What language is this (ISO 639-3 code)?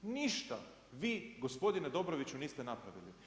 hrv